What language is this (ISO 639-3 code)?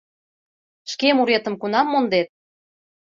chm